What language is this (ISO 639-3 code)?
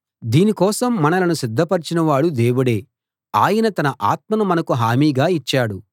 tel